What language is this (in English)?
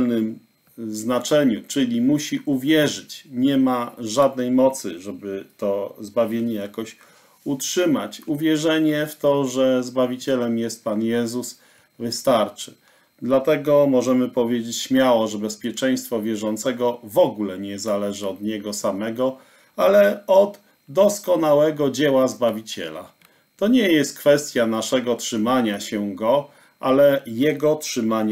Polish